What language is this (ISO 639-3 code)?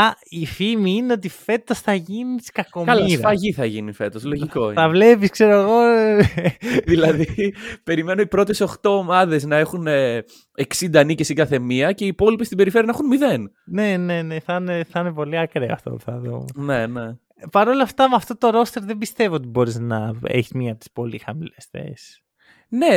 ell